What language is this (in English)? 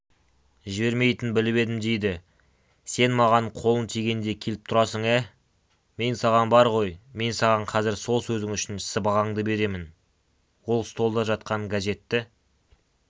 Kazakh